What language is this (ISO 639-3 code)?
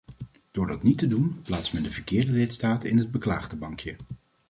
nld